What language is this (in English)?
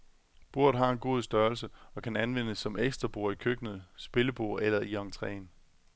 Danish